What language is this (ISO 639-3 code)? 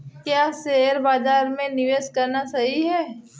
hin